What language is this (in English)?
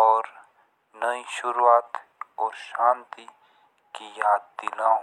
Jaunsari